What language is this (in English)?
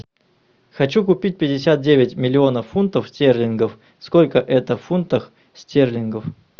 Russian